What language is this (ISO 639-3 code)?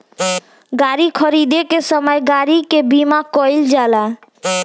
bho